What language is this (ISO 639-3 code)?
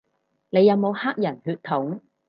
yue